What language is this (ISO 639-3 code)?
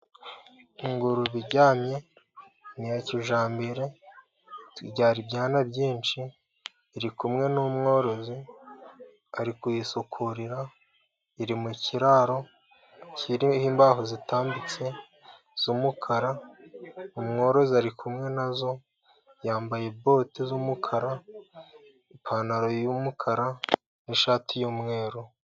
kin